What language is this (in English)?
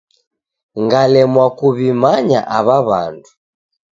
Taita